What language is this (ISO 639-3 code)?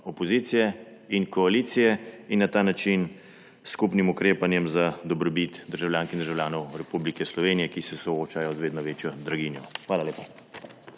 slv